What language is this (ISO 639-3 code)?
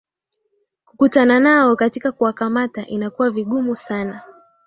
swa